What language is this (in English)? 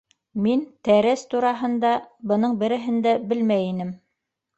Bashkir